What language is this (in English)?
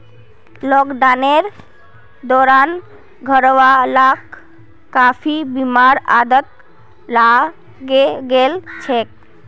Magahi